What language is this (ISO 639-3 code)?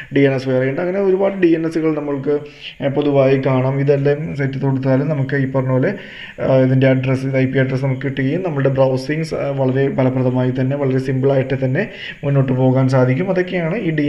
mal